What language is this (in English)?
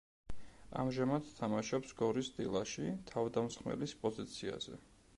Georgian